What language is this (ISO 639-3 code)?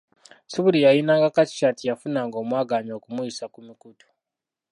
lug